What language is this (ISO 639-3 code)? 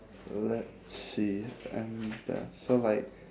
eng